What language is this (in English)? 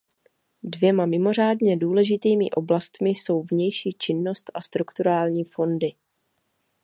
Czech